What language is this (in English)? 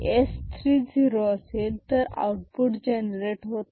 Marathi